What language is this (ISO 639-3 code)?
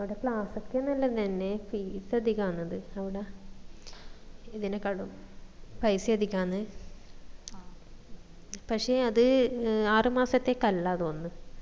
mal